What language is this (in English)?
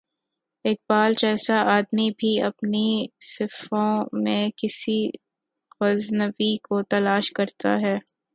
Urdu